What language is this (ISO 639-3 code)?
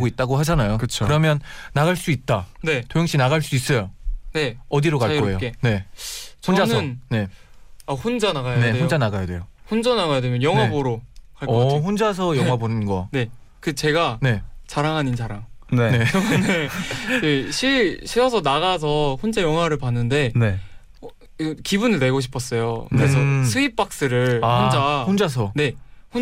kor